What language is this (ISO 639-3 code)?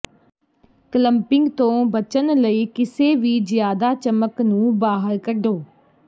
pan